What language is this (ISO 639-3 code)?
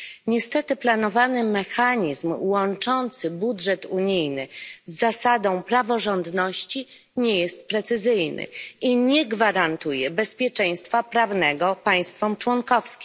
pol